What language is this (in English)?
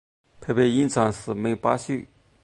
Chinese